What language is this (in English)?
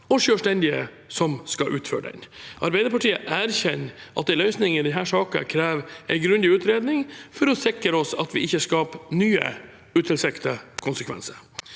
Norwegian